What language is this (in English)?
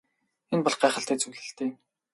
Mongolian